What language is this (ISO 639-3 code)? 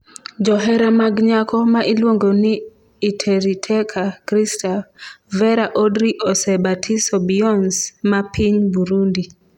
luo